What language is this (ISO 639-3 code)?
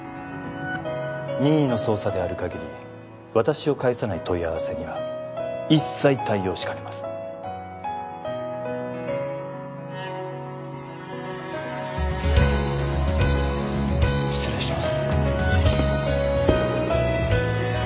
jpn